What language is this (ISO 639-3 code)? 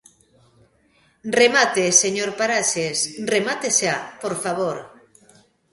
glg